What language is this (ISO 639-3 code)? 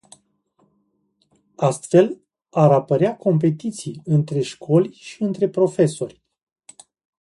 ron